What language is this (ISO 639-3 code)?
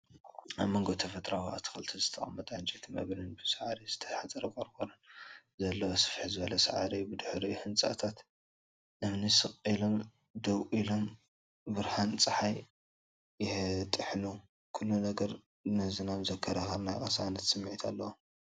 tir